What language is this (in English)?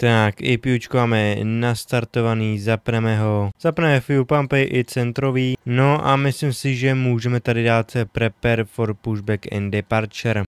Czech